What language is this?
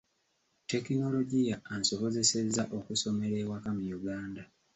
Ganda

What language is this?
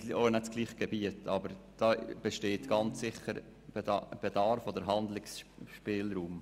Swiss German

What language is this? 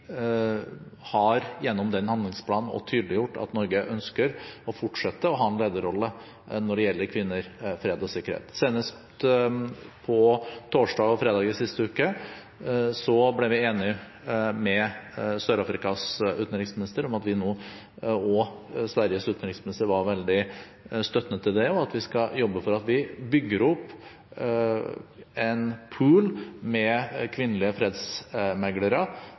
Norwegian Bokmål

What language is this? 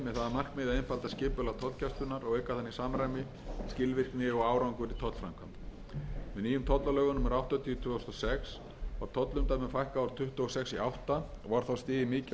Icelandic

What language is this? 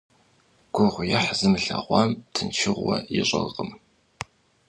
Kabardian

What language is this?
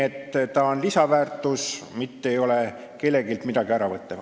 Estonian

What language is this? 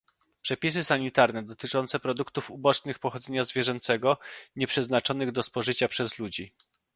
Polish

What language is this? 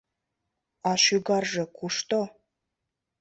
Mari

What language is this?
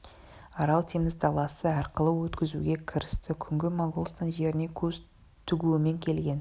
Kazakh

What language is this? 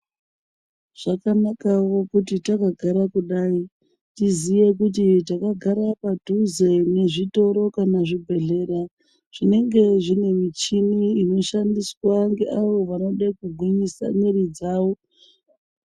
Ndau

